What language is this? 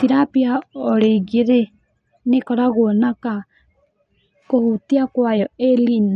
Kikuyu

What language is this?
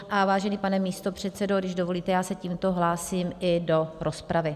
Czech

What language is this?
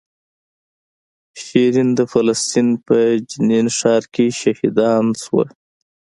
Pashto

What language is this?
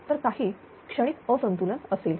Marathi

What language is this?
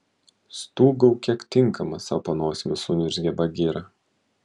Lithuanian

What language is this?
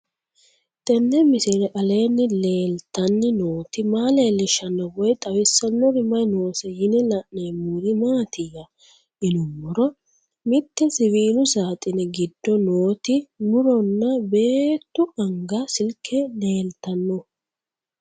Sidamo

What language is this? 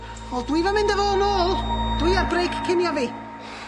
Welsh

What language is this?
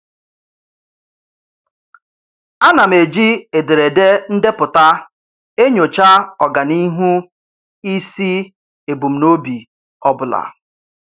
Igbo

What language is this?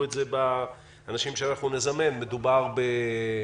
Hebrew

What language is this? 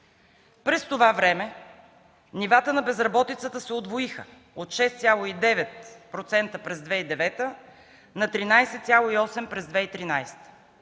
Bulgarian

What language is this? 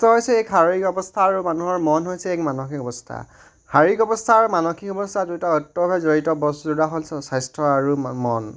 Assamese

